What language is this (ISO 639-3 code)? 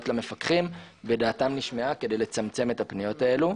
heb